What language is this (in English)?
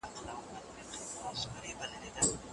Pashto